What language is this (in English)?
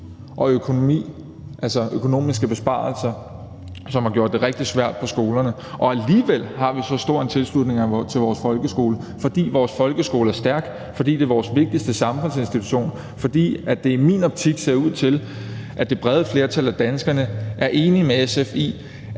Danish